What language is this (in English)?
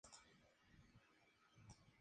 Spanish